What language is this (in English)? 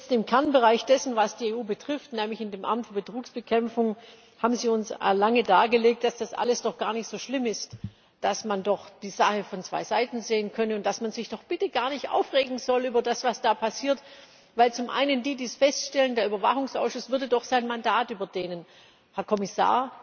German